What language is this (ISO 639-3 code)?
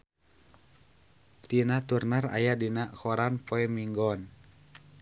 sun